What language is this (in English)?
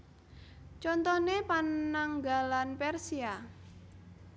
Javanese